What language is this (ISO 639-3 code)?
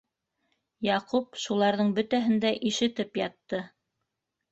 bak